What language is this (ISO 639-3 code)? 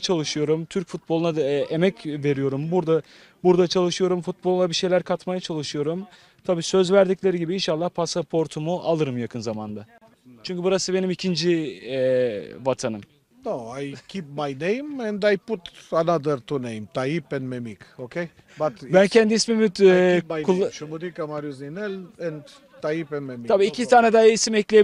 tur